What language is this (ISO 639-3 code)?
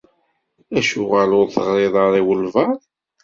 kab